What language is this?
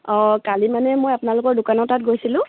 Assamese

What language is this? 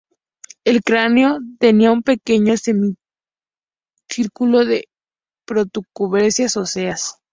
Spanish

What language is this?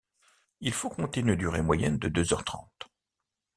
French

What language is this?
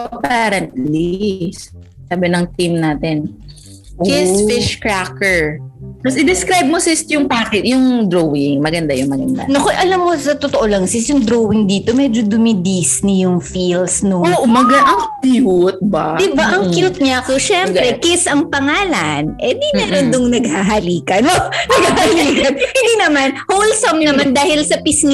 Filipino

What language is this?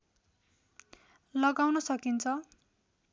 Nepali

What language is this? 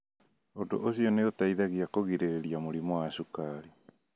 Kikuyu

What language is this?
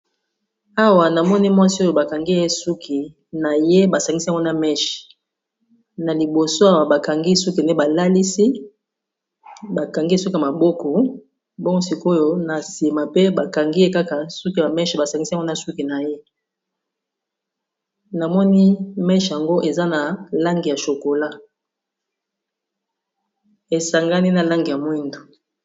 Lingala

